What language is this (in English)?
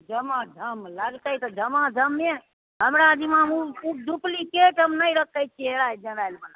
Maithili